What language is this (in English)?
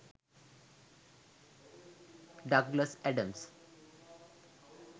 Sinhala